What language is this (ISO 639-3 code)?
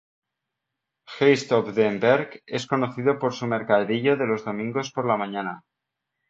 spa